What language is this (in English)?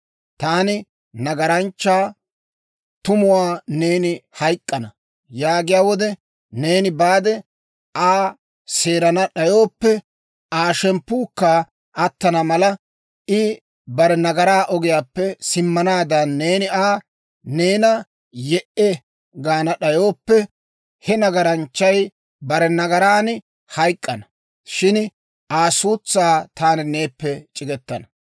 Dawro